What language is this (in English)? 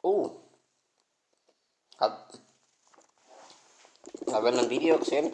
German